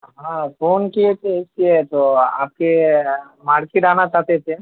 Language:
Urdu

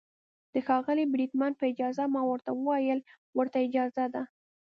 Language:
Pashto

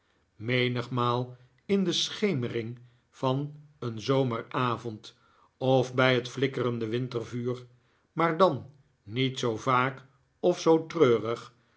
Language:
Dutch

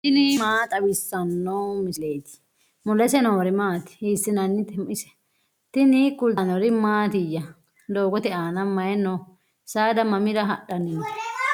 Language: Sidamo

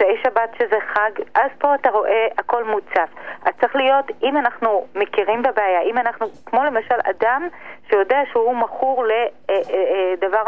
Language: Hebrew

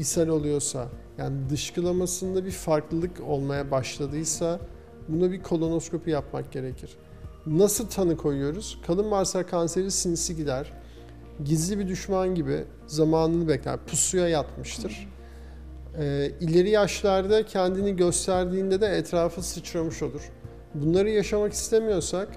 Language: Turkish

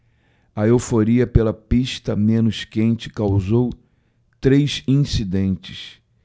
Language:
Portuguese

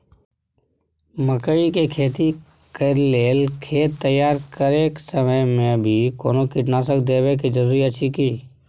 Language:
Maithili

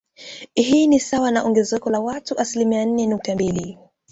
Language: Swahili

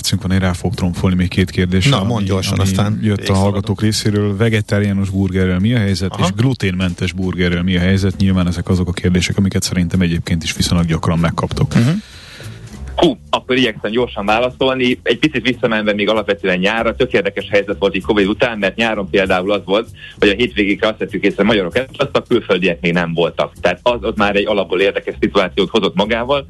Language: Hungarian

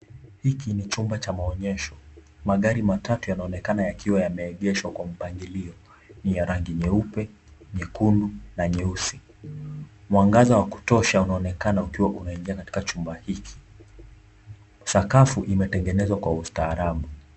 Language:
Swahili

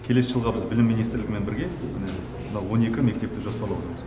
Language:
Kazakh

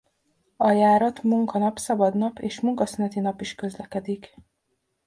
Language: Hungarian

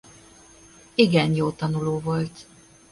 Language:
Hungarian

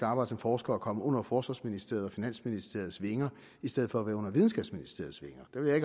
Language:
Danish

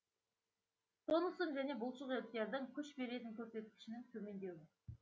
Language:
Kazakh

